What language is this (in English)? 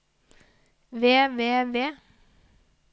Norwegian